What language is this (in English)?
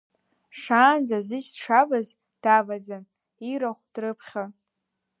Abkhazian